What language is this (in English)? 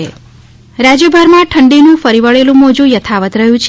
Gujarati